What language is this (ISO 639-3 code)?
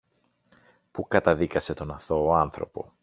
ell